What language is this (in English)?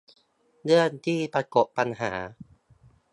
Thai